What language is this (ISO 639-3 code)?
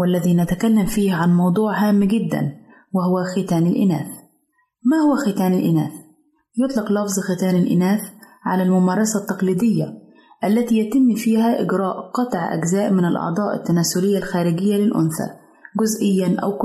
ara